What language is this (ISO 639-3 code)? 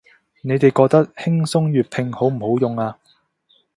yue